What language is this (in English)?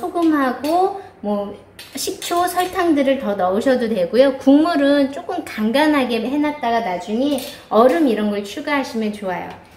Korean